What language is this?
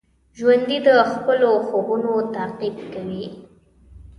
Pashto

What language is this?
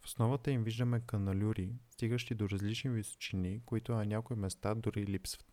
Bulgarian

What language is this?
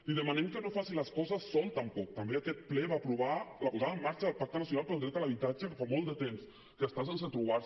Catalan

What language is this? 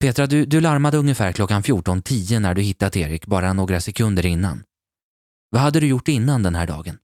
Swedish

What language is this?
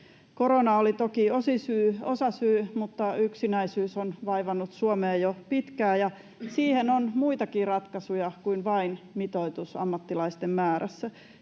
Finnish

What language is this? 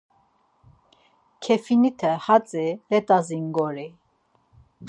Laz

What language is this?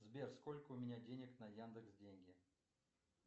Russian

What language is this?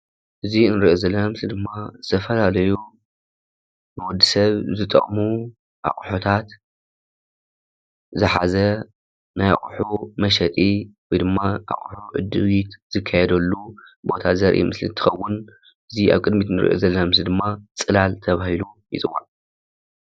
Tigrinya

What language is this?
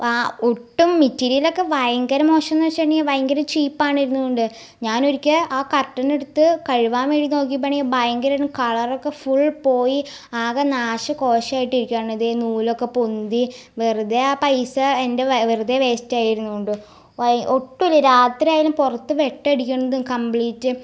Malayalam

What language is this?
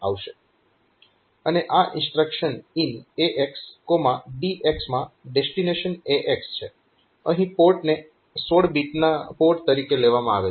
Gujarati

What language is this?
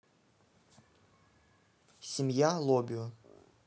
Russian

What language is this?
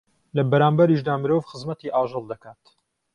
Central Kurdish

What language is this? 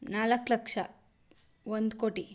Kannada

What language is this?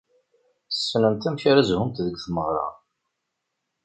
Kabyle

